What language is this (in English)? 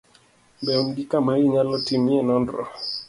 Luo (Kenya and Tanzania)